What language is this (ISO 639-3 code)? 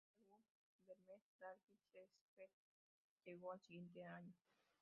spa